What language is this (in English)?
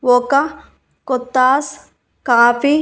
Telugu